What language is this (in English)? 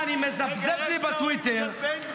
Hebrew